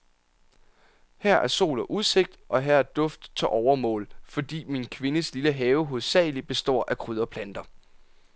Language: Danish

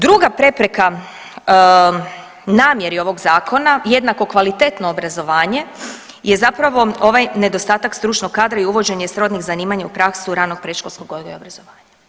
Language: Croatian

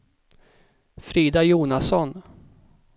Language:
Swedish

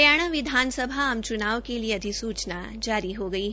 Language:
Hindi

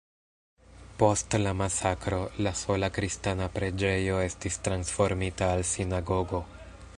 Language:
Esperanto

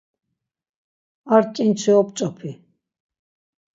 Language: Laz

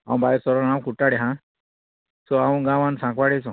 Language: Konkani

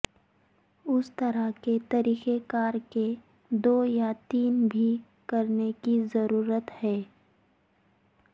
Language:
Urdu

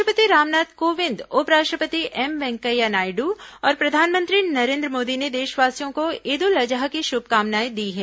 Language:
Hindi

